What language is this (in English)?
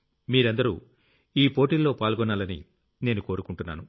Telugu